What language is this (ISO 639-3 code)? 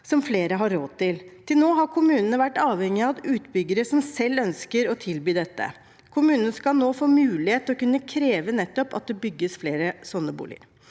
nor